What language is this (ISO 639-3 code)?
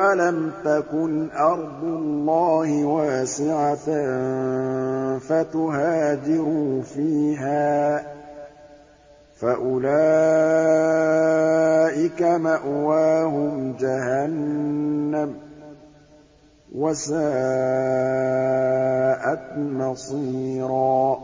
ara